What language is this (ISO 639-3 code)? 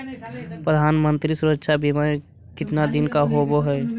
mag